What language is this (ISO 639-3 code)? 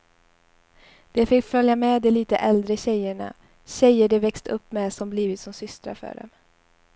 swe